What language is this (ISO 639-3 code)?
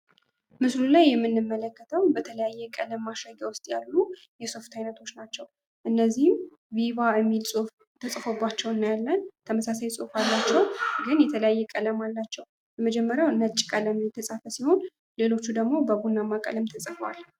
amh